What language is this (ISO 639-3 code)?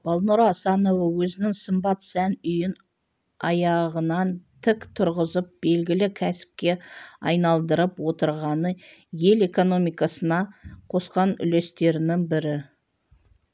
kaz